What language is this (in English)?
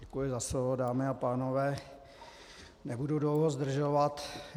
Czech